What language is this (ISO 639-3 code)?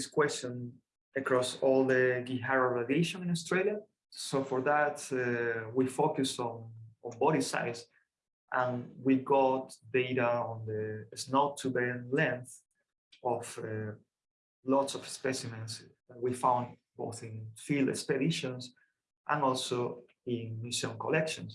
eng